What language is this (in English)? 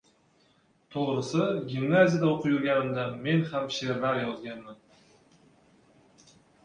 Uzbek